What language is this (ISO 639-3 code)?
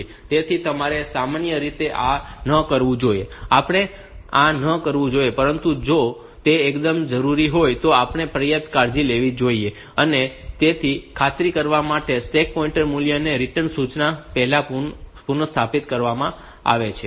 guj